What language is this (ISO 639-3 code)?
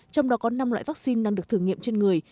vie